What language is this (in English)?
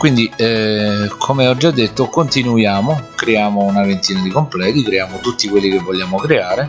Italian